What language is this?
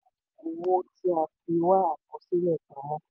Yoruba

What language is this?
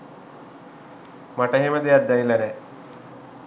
Sinhala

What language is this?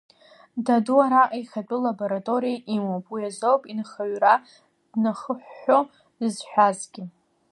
Abkhazian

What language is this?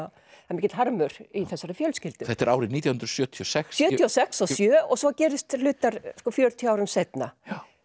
Icelandic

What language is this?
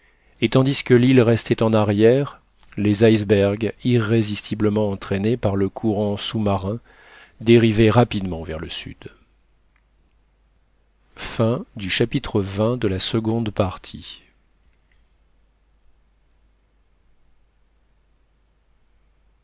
French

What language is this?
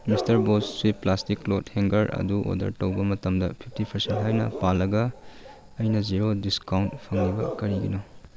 Manipuri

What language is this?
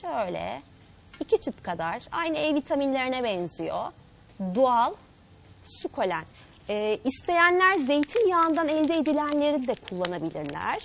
Turkish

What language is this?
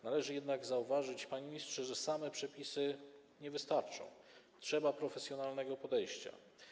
Polish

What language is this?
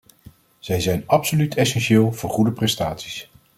Dutch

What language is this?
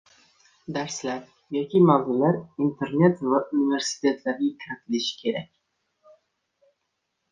Uzbek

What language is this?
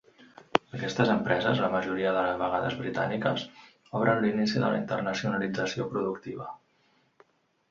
Catalan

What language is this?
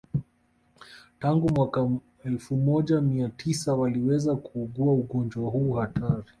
Swahili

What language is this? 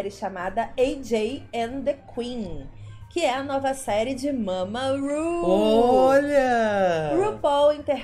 Portuguese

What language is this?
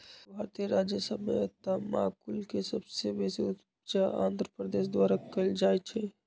Magahi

